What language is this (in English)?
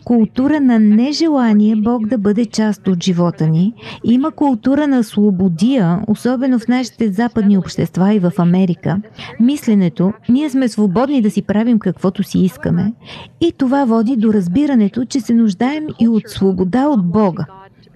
Bulgarian